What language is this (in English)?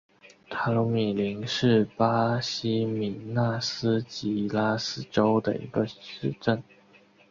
Chinese